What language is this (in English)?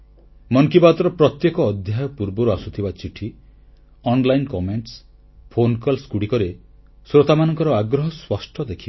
Odia